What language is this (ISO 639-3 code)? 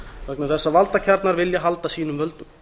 isl